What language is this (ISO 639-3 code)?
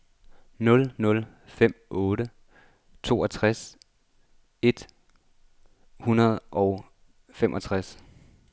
dan